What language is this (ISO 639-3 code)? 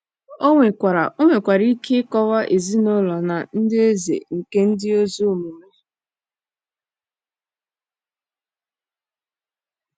ibo